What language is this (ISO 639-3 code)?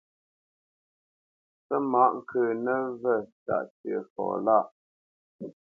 bce